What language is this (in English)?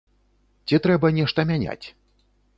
Belarusian